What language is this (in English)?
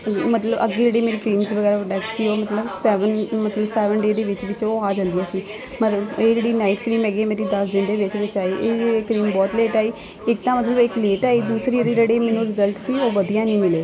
Punjabi